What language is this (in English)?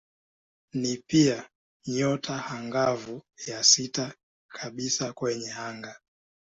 Swahili